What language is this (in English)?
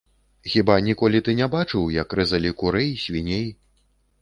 Belarusian